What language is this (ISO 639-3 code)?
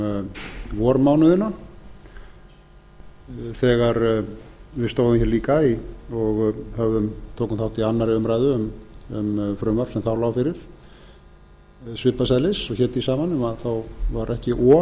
isl